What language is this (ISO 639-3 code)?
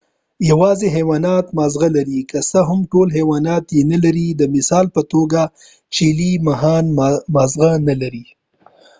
pus